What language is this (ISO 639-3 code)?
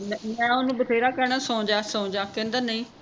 pan